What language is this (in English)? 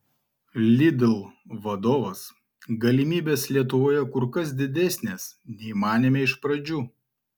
Lithuanian